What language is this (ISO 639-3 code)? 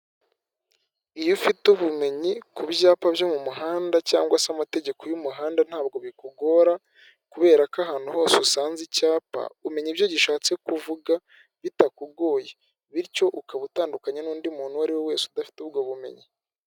kin